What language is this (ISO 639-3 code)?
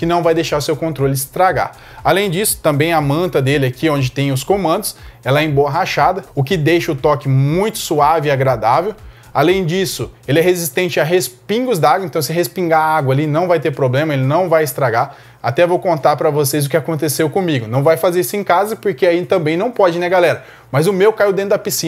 por